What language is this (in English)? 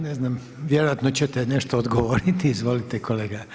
Croatian